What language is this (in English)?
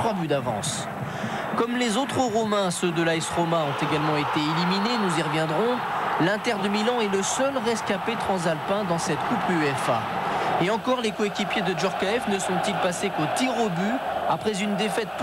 French